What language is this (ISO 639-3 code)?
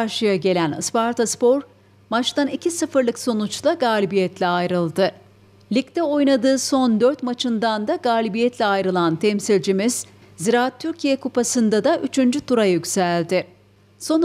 tur